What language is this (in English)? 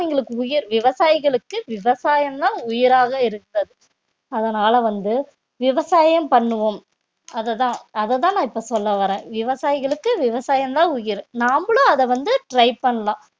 Tamil